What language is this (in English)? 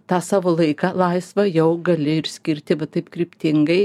Lithuanian